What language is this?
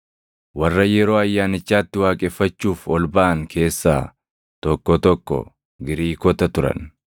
Oromo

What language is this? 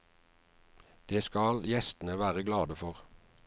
Norwegian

